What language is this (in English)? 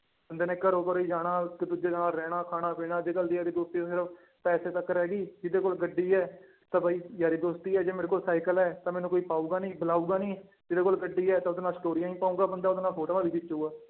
Punjabi